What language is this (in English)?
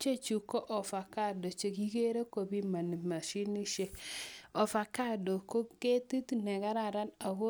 Kalenjin